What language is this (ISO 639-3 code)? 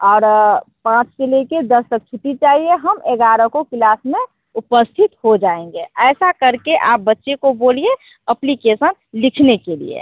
hin